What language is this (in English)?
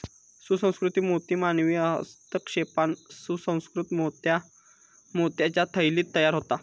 Marathi